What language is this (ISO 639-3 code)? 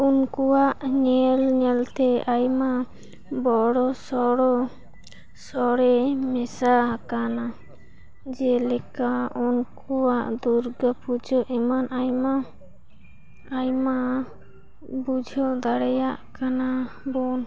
sat